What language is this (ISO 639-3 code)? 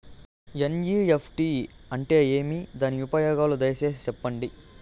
tel